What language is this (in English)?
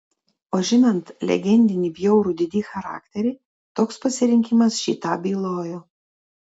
Lithuanian